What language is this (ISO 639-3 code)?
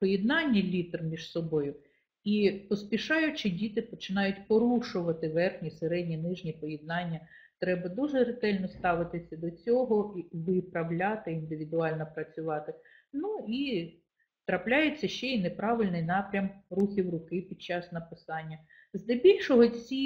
ukr